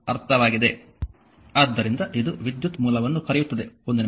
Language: Kannada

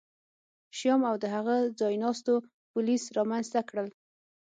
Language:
Pashto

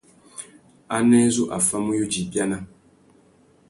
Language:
Tuki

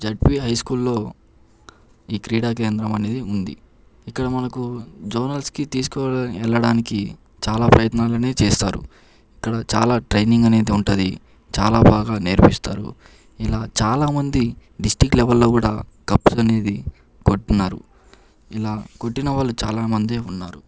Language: Telugu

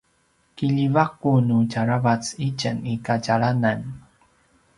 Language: Paiwan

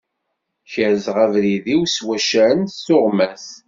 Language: Kabyle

